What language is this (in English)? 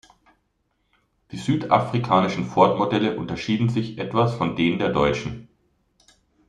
German